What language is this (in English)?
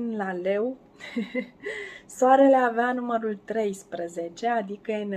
Romanian